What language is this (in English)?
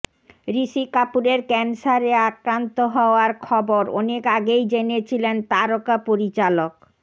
Bangla